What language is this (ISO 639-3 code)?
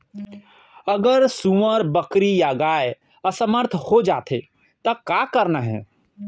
hne